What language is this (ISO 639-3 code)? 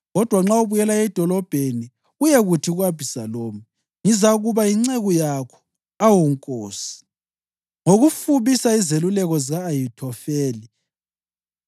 nde